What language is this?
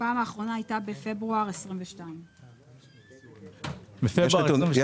Hebrew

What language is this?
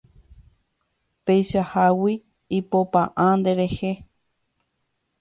Guarani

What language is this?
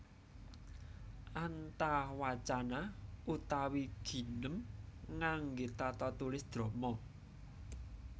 Javanese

